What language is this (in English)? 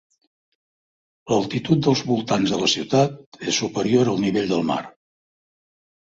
Catalan